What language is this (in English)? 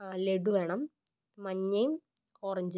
Malayalam